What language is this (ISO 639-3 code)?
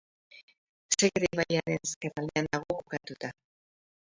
eus